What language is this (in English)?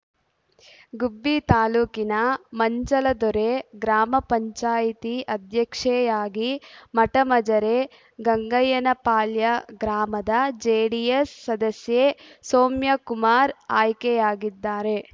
Kannada